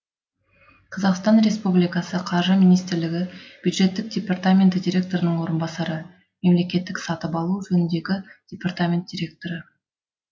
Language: Kazakh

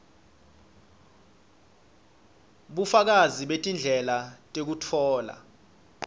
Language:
Swati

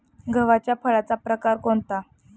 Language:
Marathi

